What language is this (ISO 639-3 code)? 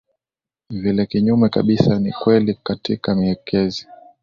swa